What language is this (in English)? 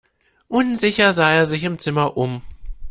German